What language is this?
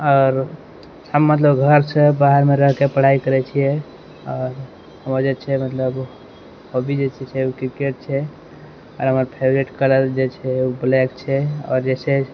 Maithili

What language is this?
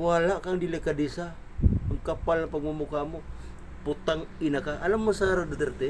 Filipino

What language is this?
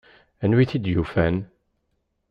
Kabyle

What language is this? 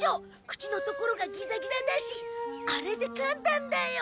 Japanese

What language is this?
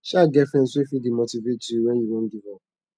Nigerian Pidgin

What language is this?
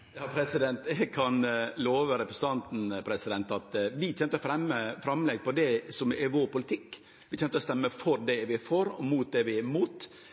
Norwegian Nynorsk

